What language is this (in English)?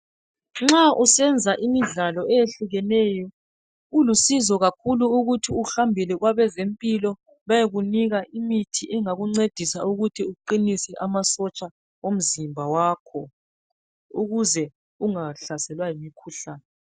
North Ndebele